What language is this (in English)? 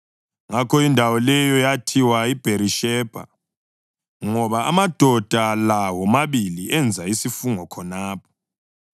North Ndebele